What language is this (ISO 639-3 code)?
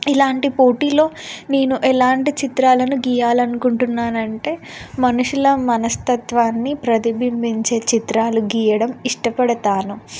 tel